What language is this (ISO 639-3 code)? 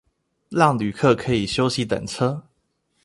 zho